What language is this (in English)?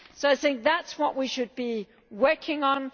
English